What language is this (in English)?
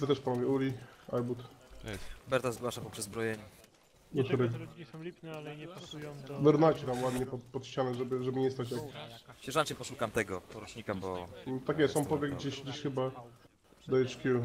Polish